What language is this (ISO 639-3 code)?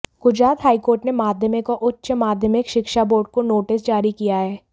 hin